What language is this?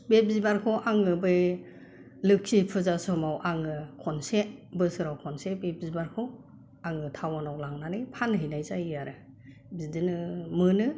Bodo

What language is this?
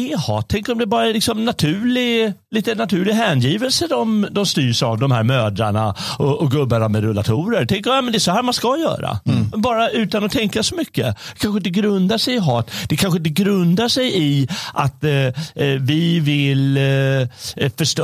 Swedish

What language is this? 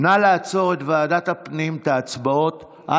Hebrew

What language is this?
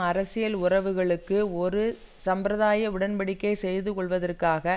Tamil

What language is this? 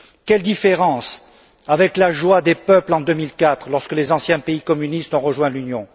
French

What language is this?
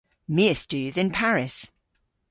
Cornish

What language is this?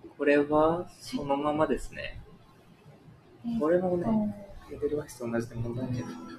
Japanese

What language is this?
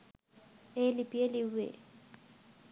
Sinhala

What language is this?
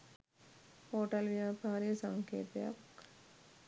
Sinhala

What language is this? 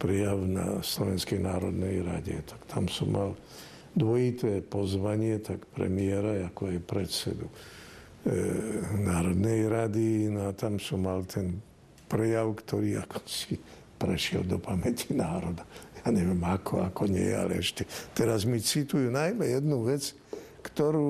Slovak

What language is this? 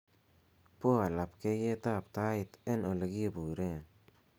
Kalenjin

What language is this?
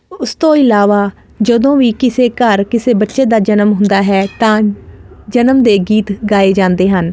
Punjabi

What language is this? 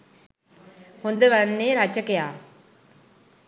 Sinhala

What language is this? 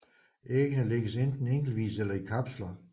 Danish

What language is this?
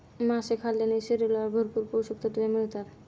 Marathi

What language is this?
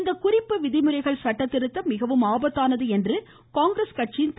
Tamil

